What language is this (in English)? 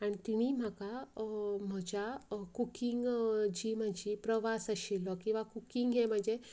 Konkani